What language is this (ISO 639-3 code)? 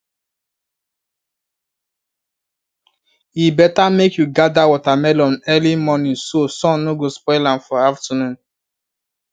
pcm